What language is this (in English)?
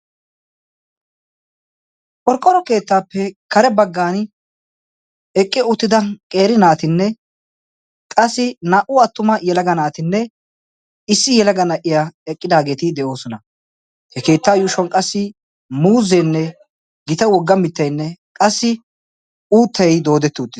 Wolaytta